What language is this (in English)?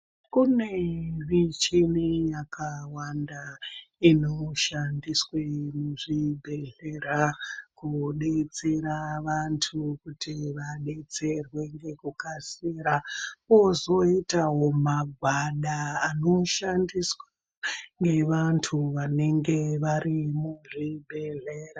Ndau